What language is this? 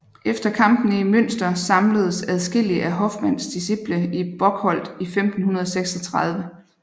Danish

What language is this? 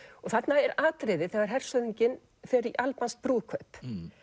Icelandic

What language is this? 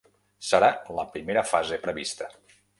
Catalan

